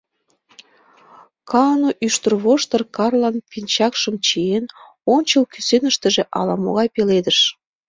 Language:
Mari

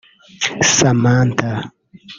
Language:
Kinyarwanda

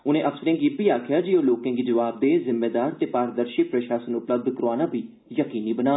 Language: Dogri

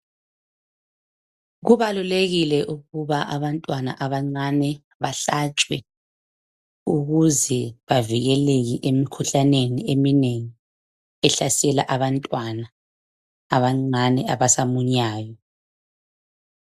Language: North Ndebele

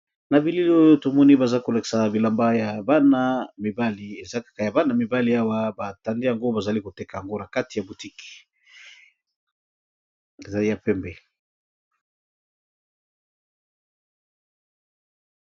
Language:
Lingala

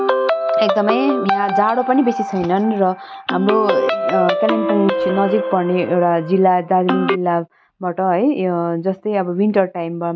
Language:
Nepali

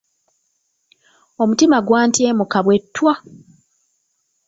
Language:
Ganda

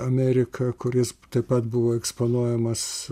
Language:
Lithuanian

